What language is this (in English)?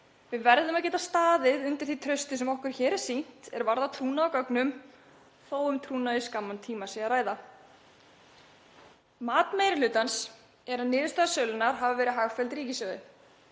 Icelandic